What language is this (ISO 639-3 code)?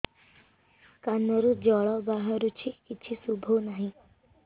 ori